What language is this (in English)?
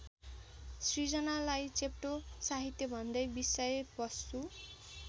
Nepali